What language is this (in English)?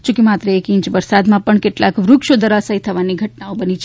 Gujarati